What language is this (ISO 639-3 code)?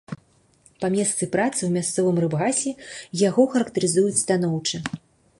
bel